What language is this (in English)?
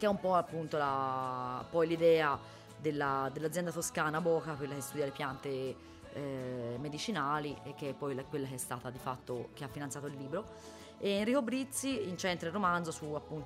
Italian